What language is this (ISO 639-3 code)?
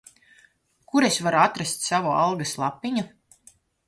lav